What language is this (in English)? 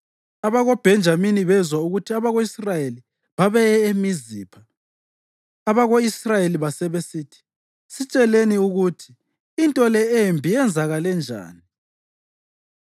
North Ndebele